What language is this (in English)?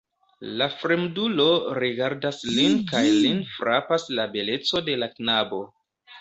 Esperanto